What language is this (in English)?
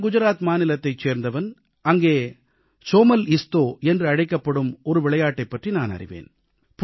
Tamil